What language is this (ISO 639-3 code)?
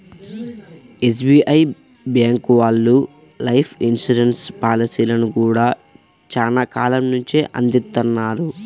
tel